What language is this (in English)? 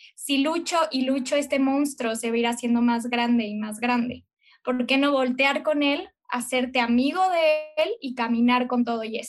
Spanish